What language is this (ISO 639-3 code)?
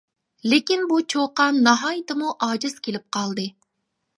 uig